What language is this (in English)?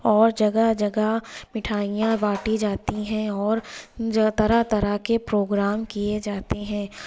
Urdu